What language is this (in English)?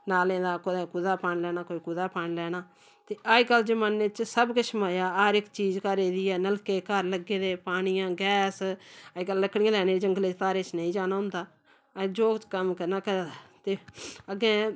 Dogri